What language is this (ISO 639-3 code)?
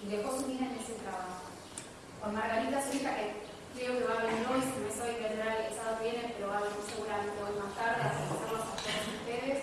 spa